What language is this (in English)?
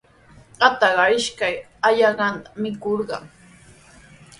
Sihuas Ancash Quechua